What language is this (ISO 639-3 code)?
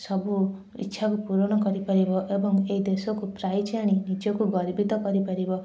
ori